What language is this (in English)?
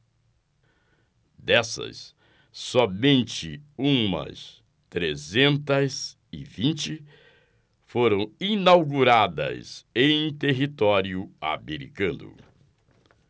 Portuguese